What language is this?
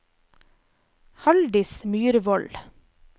Norwegian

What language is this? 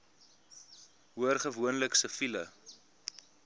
Afrikaans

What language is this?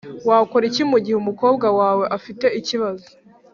Kinyarwanda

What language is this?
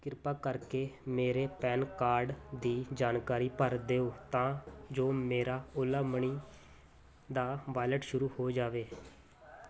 Punjabi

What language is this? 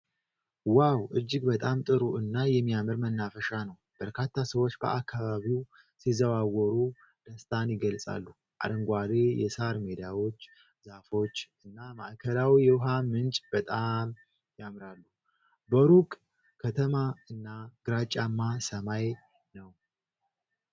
Amharic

